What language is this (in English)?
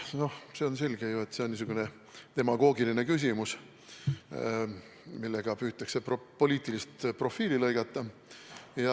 Estonian